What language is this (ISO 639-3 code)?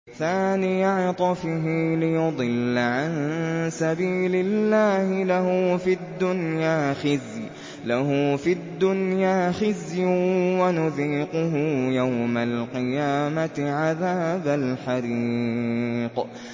ara